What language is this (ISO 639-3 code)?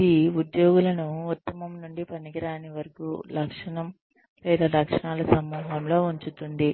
tel